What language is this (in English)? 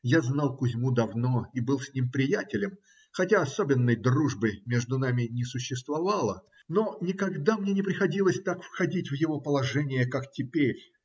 Russian